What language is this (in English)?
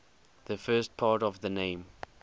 English